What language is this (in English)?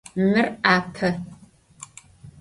Adyghe